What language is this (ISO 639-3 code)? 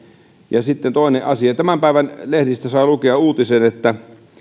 fin